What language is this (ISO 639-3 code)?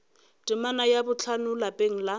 nso